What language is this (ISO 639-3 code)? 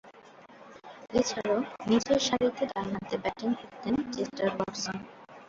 ben